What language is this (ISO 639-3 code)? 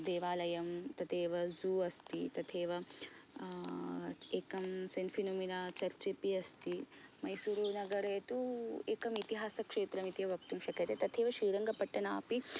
san